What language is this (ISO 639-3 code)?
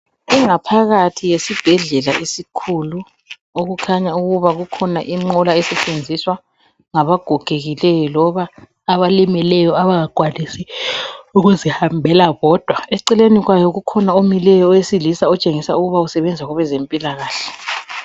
nde